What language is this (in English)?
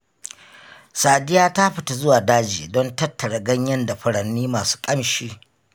Hausa